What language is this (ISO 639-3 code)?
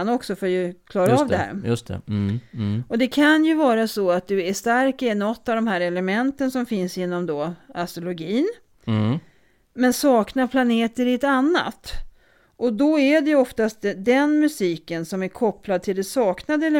swe